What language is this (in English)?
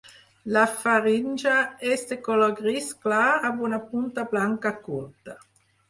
Catalan